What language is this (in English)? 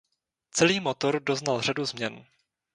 Czech